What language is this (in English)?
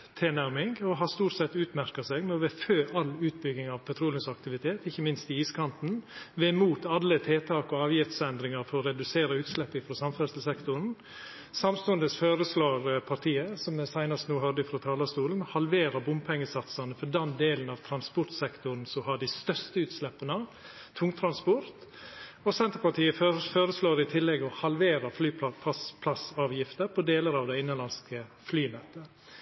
Norwegian Nynorsk